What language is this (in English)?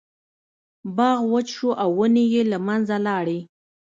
Pashto